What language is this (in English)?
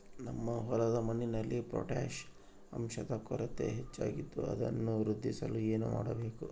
Kannada